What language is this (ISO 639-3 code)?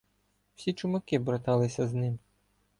ukr